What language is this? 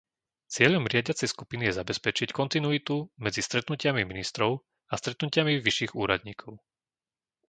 Slovak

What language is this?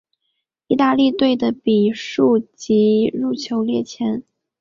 Chinese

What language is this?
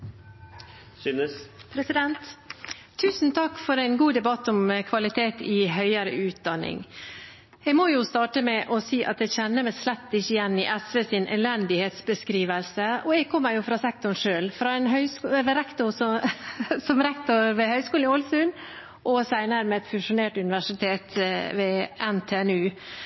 Norwegian Bokmål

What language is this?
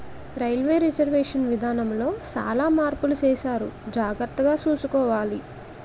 Telugu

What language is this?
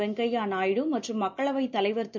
Tamil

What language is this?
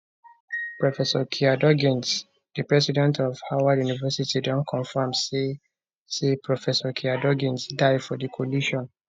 Nigerian Pidgin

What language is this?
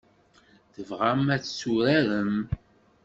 Kabyle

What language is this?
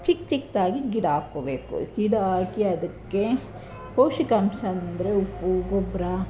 Kannada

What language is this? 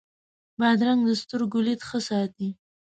Pashto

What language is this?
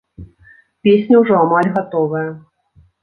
Belarusian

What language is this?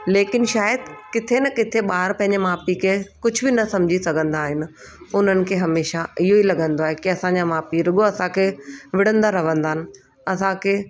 Sindhi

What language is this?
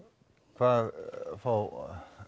Icelandic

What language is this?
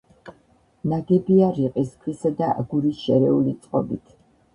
Georgian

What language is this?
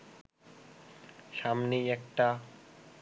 Bangla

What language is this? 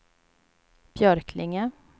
Swedish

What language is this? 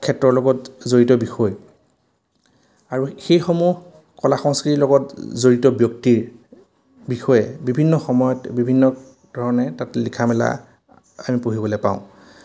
Assamese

